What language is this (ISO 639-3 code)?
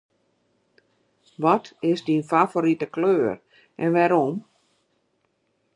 fry